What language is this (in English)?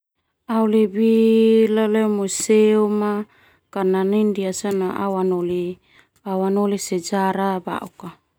Termanu